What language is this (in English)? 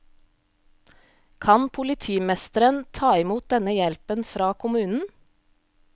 Norwegian